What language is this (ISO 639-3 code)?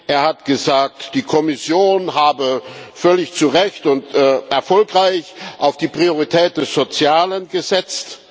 deu